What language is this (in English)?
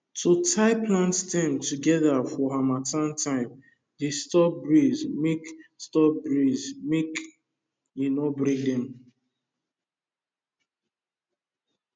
Nigerian Pidgin